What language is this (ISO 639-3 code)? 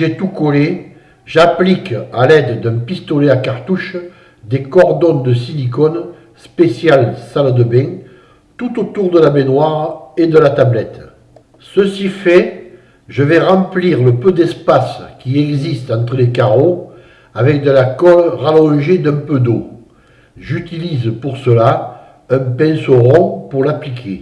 fra